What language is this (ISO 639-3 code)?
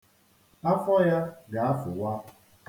ibo